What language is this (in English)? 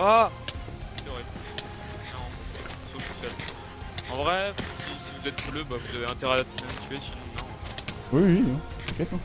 French